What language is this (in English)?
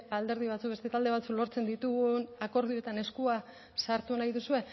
Basque